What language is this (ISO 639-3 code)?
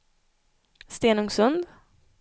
swe